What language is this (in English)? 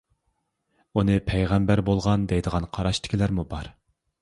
Uyghur